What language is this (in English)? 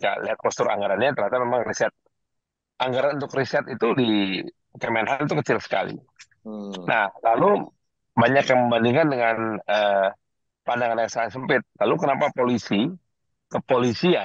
Indonesian